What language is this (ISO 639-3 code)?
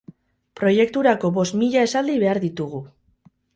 eus